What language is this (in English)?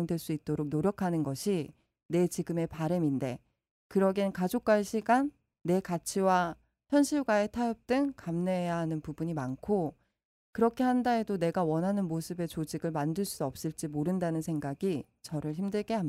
Korean